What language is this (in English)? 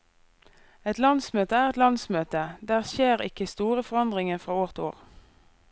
Norwegian